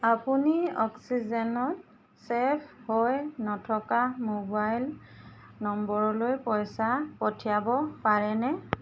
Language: Assamese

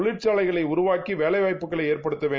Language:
Tamil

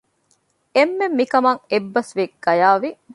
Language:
Divehi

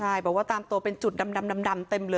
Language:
Thai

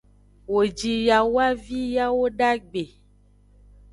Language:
Aja (Benin)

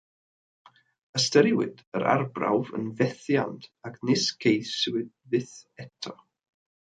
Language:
Welsh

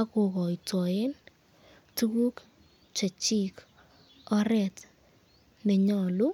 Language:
Kalenjin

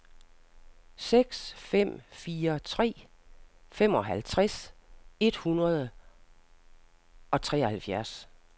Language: Danish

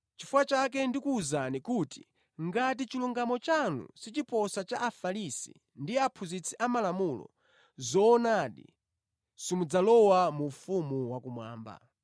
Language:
Nyanja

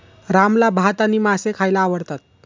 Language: Marathi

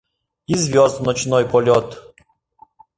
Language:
Mari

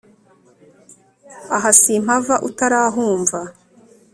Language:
Kinyarwanda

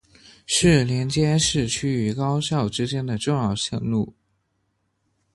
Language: Chinese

